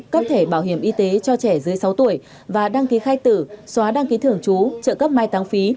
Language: Vietnamese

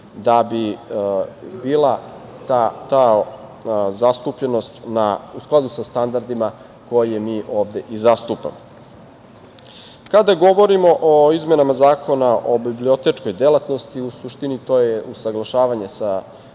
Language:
Serbian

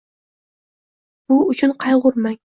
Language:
Uzbek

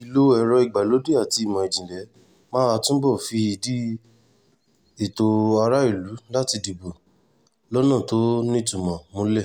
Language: Yoruba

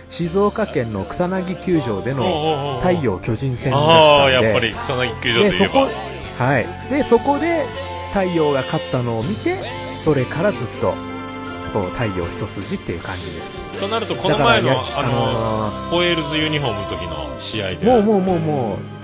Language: Japanese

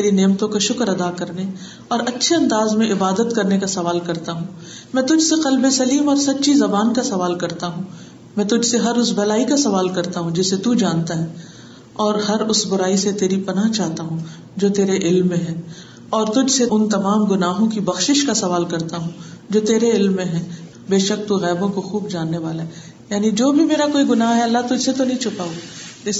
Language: Urdu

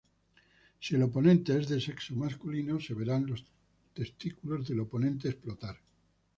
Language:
Spanish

